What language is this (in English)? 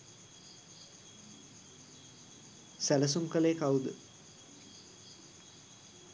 Sinhala